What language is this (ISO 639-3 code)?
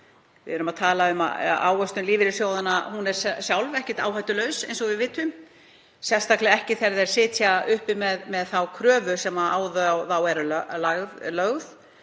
isl